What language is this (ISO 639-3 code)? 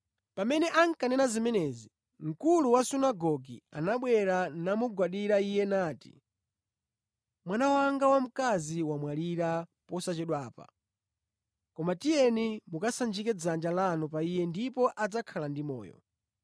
nya